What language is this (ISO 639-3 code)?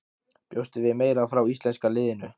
isl